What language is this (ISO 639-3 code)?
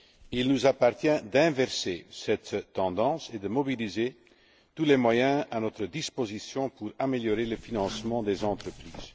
fra